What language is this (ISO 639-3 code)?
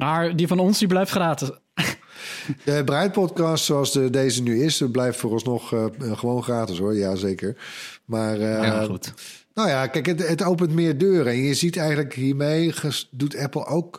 nld